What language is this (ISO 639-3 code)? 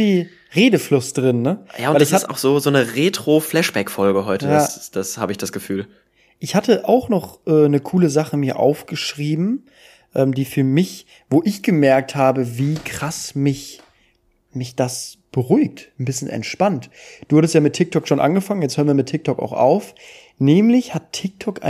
deu